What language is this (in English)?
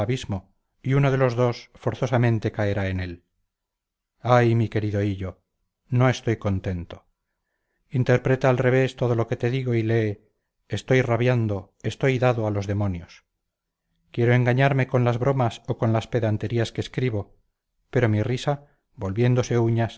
Spanish